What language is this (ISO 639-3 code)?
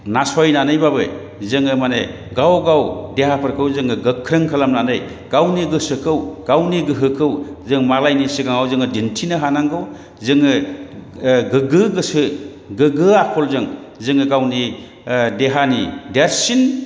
brx